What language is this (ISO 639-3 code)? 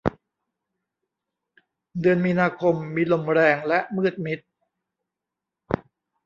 tha